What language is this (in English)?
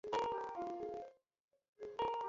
Bangla